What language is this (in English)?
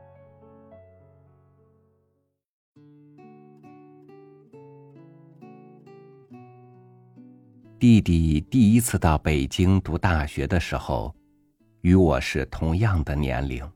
Chinese